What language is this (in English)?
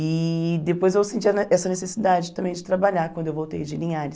Portuguese